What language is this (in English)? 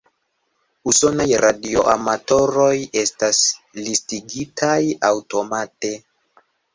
Esperanto